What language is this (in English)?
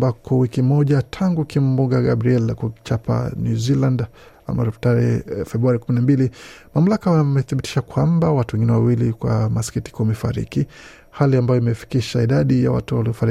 Swahili